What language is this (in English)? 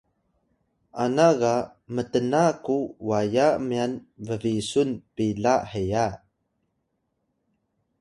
Atayal